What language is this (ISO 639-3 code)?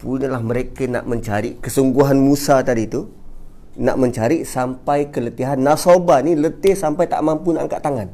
msa